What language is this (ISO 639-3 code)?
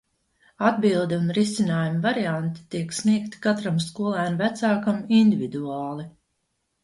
lav